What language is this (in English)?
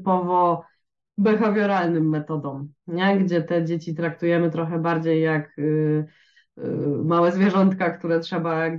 Polish